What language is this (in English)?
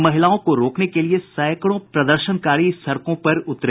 Hindi